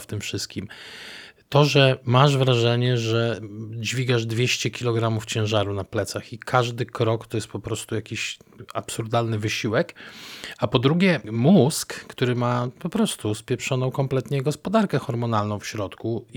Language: Polish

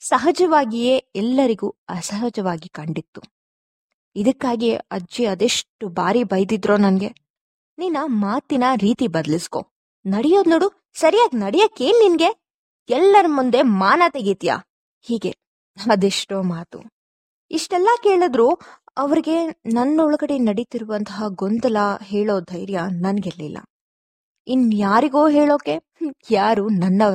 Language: Kannada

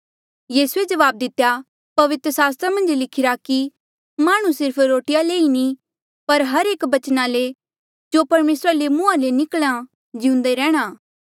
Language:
Mandeali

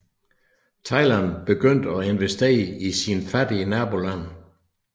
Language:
Danish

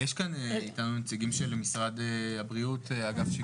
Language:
Hebrew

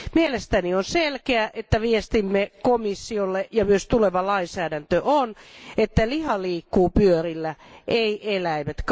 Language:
Finnish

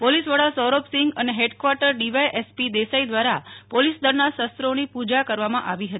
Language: Gujarati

